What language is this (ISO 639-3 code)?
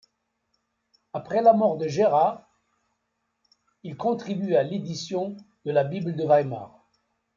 fra